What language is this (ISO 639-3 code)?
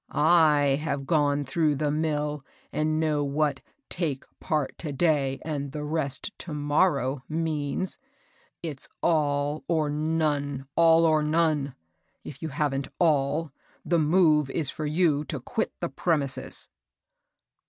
eng